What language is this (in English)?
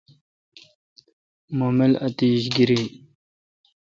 Kalkoti